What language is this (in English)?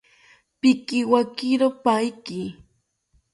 South Ucayali Ashéninka